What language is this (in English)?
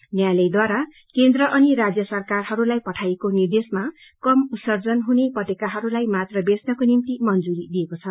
Nepali